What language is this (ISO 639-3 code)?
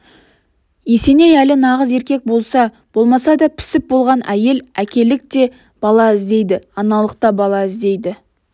kaz